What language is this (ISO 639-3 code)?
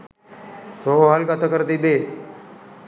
sin